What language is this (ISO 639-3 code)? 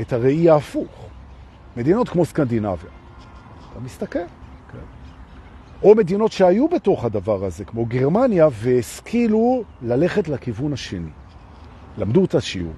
heb